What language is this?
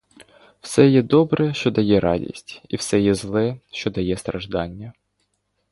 Ukrainian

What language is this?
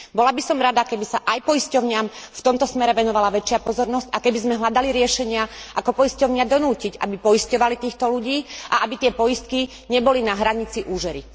Slovak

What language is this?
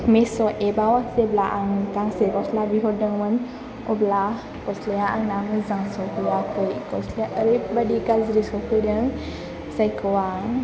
Bodo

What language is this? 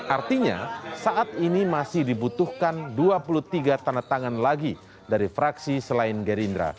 Indonesian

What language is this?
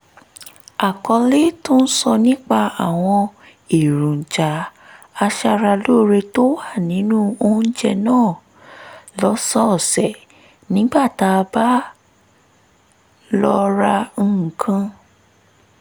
Yoruba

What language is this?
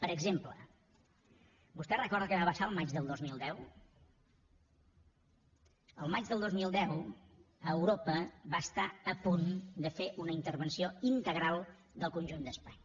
Catalan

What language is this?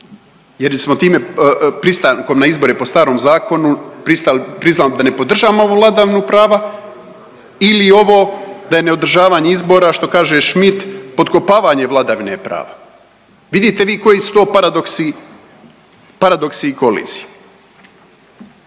Croatian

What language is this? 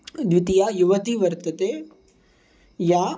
Sanskrit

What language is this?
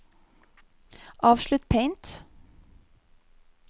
Norwegian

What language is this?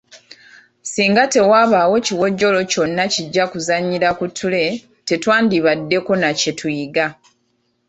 Ganda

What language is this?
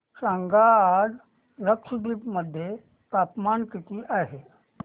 Marathi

